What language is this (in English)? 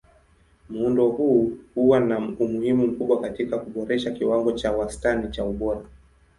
Swahili